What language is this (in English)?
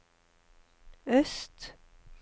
Norwegian